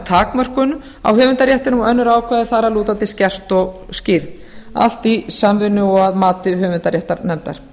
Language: Icelandic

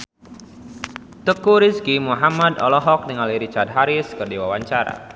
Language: Sundanese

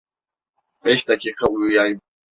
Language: Turkish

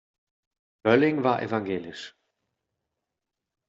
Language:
German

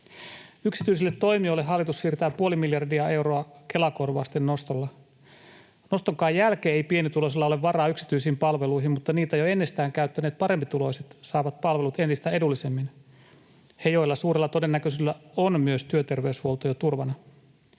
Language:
Finnish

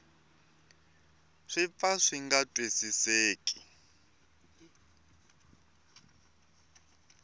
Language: Tsonga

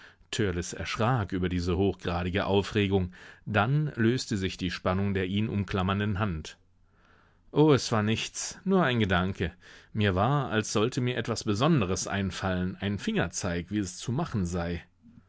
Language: German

